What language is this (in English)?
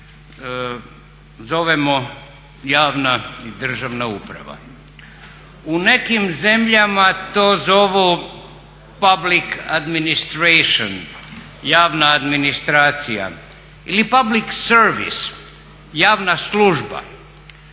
Croatian